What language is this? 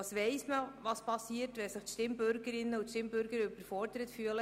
Swiss German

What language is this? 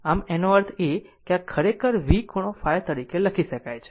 Gujarati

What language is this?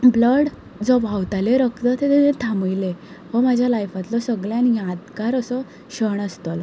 Konkani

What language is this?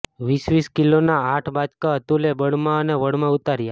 Gujarati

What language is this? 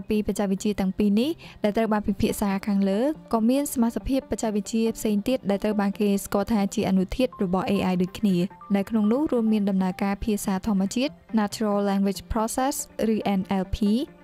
Thai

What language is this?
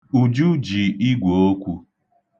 Igbo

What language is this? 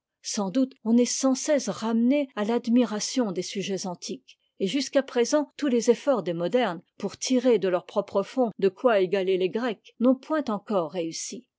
French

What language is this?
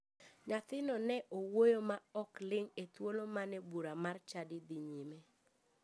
Luo (Kenya and Tanzania)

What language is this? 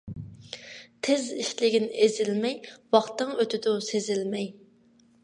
Uyghur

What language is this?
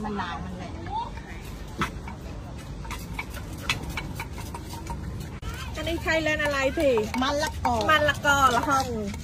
Thai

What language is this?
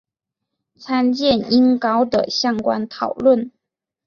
Chinese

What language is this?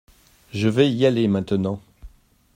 French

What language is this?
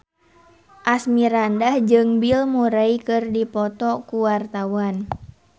Sundanese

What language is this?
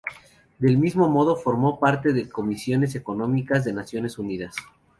Spanish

